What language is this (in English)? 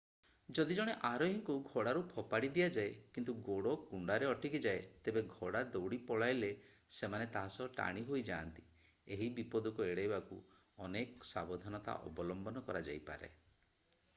Odia